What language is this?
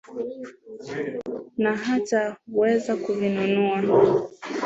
Swahili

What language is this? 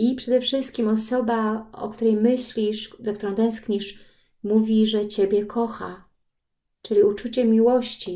Polish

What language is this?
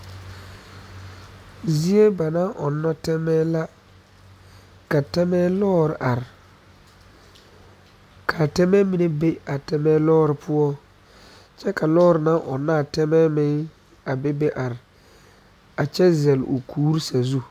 Southern Dagaare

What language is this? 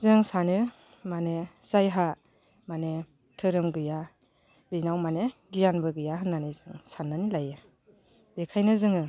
Bodo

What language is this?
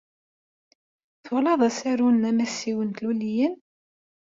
Kabyle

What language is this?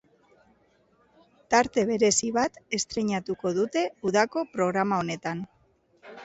Basque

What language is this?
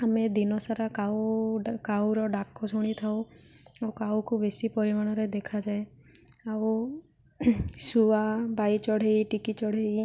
Odia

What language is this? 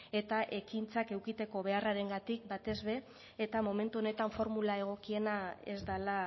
Basque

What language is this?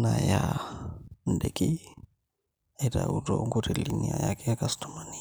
Masai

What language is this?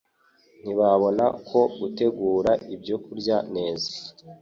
Kinyarwanda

